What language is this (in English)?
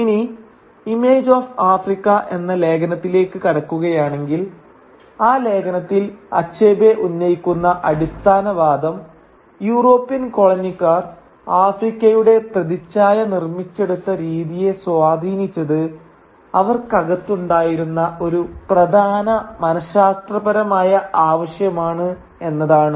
Malayalam